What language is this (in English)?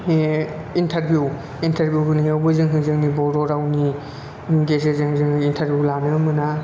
Bodo